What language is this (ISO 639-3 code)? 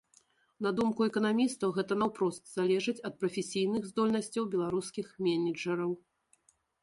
bel